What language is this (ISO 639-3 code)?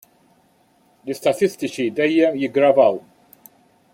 mlt